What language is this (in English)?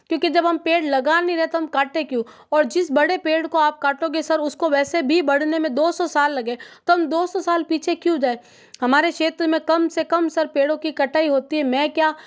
Hindi